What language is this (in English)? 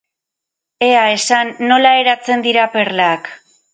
Basque